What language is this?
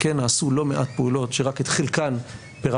Hebrew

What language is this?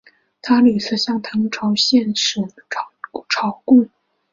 Chinese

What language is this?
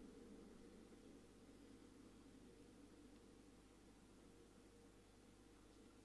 Russian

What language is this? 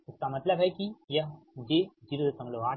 Hindi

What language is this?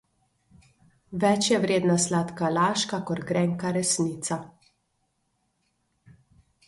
Slovenian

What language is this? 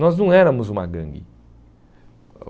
Portuguese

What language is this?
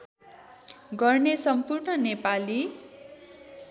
Nepali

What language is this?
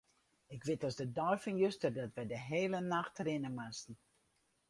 Western Frisian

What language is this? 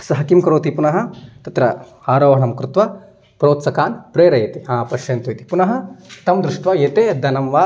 Sanskrit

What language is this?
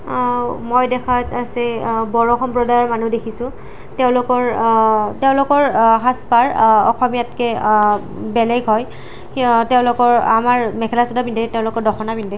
Assamese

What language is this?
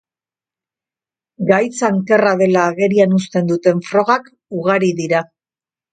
Basque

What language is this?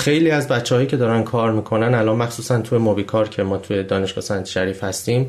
Persian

